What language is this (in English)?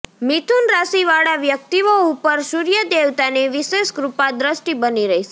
Gujarati